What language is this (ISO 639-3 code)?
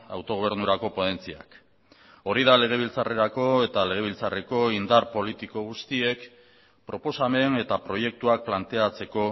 eus